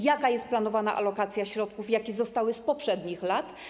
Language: Polish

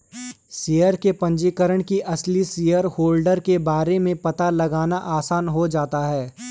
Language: Hindi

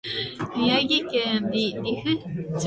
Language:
Japanese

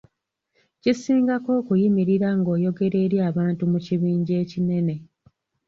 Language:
Ganda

